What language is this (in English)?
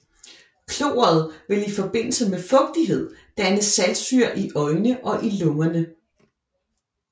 Danish